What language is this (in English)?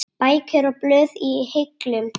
Icelandic